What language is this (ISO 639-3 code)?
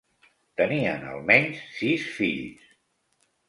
cat